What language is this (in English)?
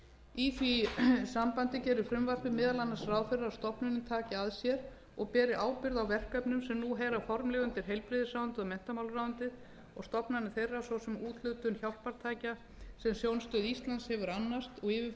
Icelandic